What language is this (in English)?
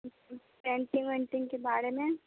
Maithili